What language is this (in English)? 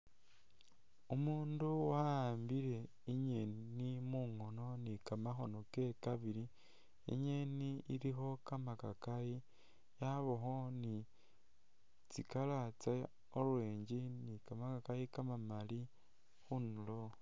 Masaaba